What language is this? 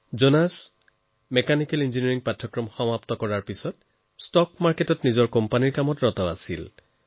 Assamese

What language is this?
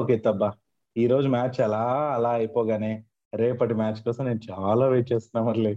Telugu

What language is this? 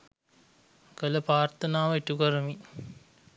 Sinhala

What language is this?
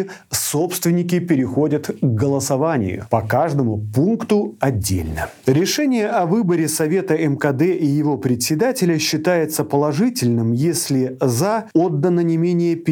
Russian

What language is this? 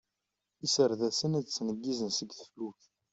Kabyle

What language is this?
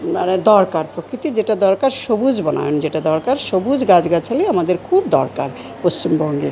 Bangla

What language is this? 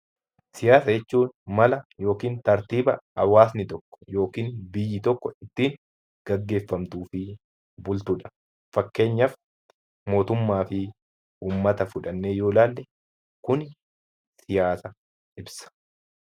Oromo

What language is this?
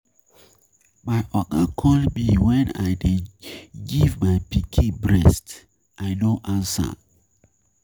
Nigerian Pidgin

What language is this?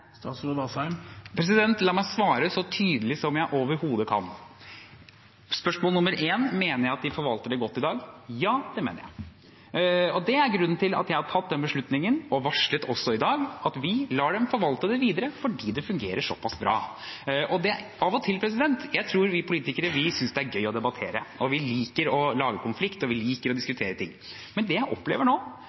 Norwegian Bokmål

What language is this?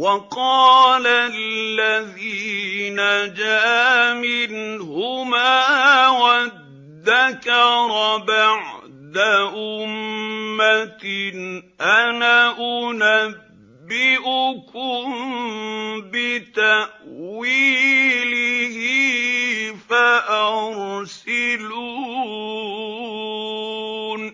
Arabic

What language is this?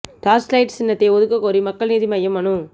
Tamil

